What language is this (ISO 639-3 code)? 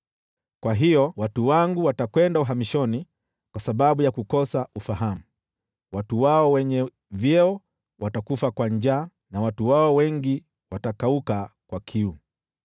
swa